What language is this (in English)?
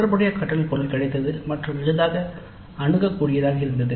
Tamil